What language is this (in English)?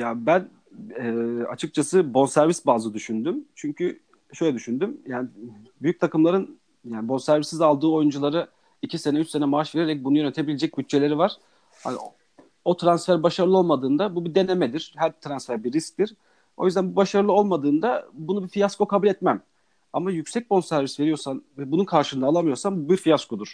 Turkish